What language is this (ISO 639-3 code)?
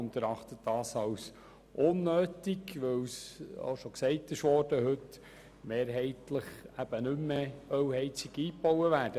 gsw